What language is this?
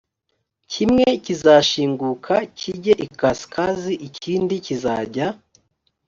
Kinyarwanda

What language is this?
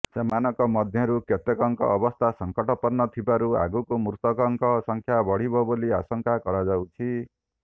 Odia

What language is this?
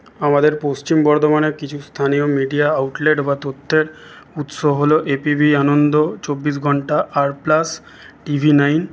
Bangla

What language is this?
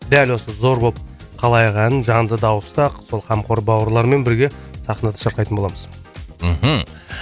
Kazakh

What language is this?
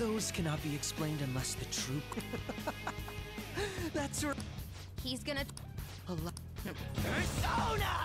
English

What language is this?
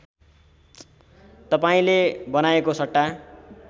Nepali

